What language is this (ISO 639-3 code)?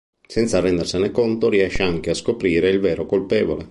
ita